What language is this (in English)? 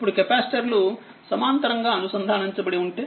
Telugu